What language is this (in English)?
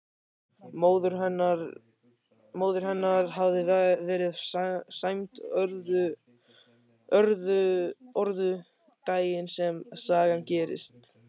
Icelandic